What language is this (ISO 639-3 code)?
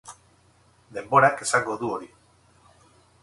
eus